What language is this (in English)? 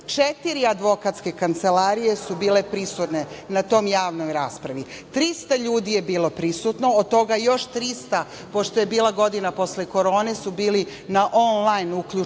Serbian